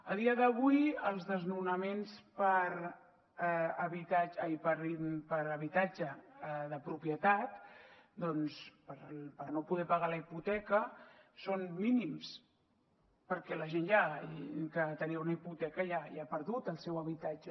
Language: Catalan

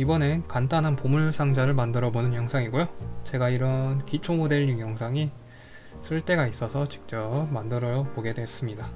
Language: Korean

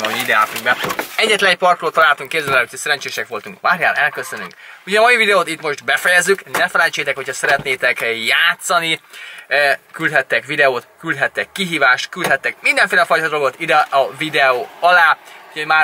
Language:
Hungarian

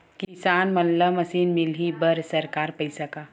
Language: Chhattisgarhi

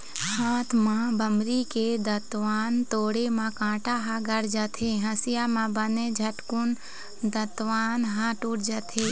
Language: Chhattisgarhi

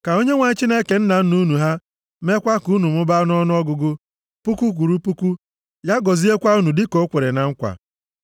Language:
Igbo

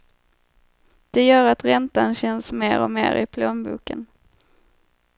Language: Swedish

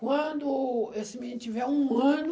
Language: Portuguese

